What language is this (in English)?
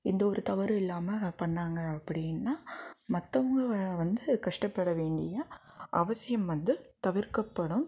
Tamil